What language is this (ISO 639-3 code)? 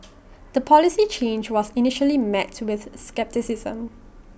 eng